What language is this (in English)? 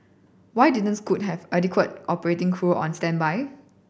English